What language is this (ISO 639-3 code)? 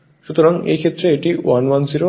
ben